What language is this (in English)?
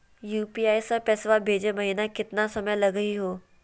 Magahi